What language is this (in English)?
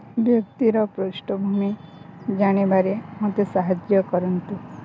Odia